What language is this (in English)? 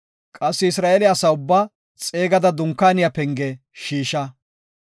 Gofa